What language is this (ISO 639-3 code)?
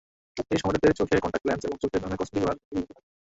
ben